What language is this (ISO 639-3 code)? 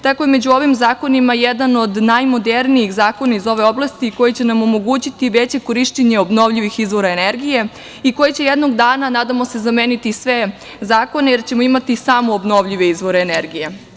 srp